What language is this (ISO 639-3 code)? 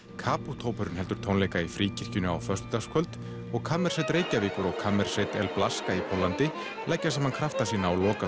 isl